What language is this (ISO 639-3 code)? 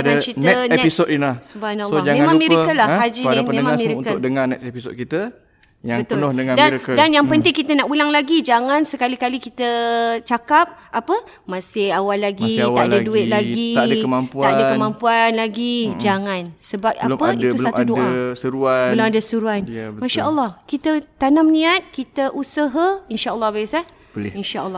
msa